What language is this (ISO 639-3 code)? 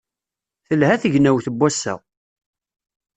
kab